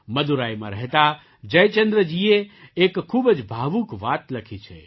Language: Gujarati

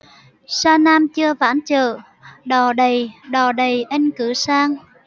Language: Vietnamese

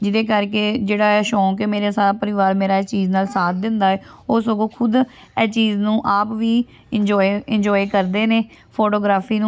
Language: Punjabi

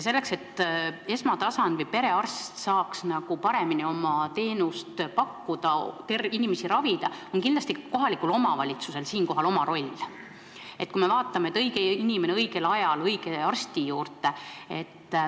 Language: Estonian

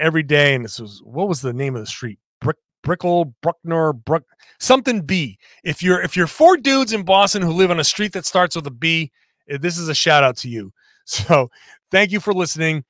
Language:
English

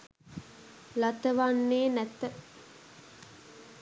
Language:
Sinhala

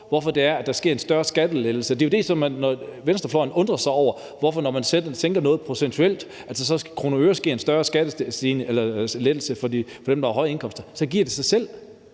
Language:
Danish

